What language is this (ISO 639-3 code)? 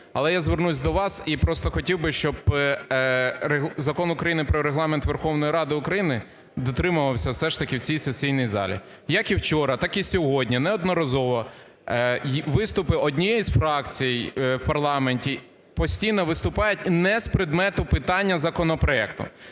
ukr